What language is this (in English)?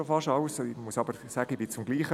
Swiss German